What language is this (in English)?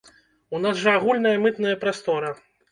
Belarusian